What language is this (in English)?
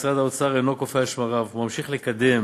Hebrew